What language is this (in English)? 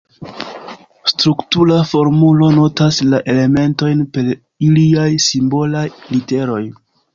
Esperanto